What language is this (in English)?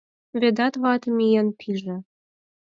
Mari